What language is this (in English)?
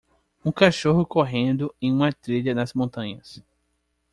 Portuguese